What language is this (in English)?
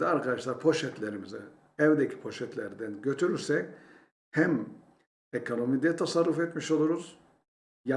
Turkish